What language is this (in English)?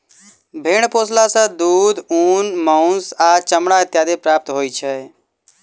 Maithili